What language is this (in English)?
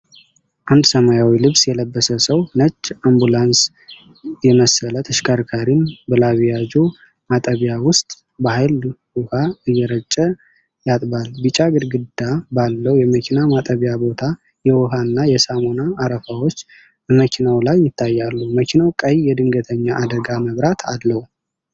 Amharic